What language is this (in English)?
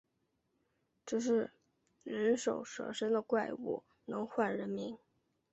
Chinese